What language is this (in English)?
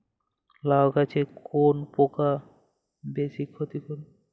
Bangla